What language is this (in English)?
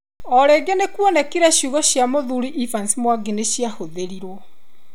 Kikuyu